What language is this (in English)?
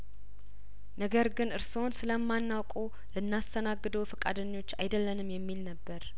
Amharic